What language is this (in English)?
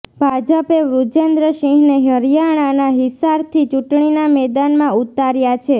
Gujarati